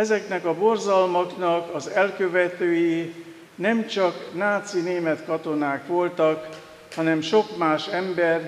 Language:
Hungarian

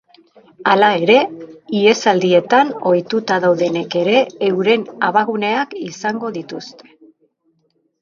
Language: Basque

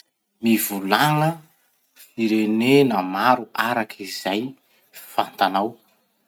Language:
Masikoro Malagasy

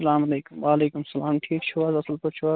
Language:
Kashmiri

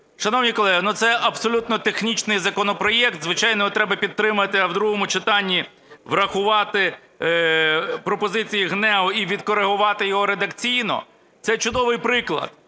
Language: Ukrainian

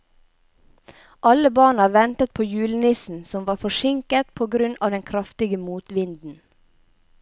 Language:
Norwegian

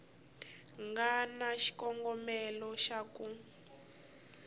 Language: Tsonga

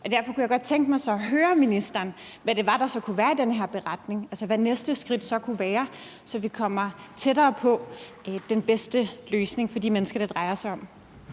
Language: Danish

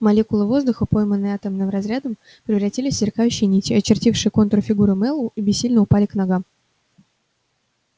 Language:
Russian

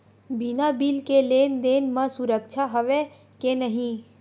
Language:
Chhattisgarhi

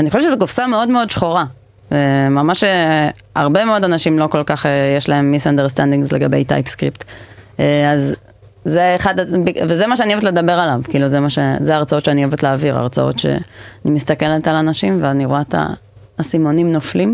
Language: Hebrew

